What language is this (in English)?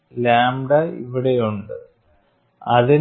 Malayalam